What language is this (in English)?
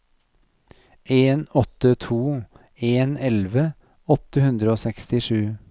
Norwegian